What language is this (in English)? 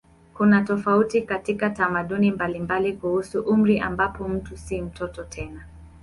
Swahili